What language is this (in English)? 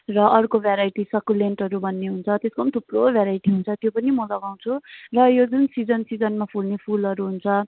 Nepali